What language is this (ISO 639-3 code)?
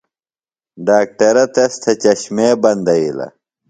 phl